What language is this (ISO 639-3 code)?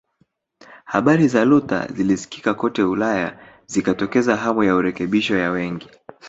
swa